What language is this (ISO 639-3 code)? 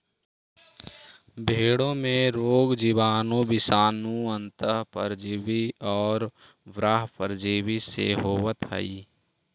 mag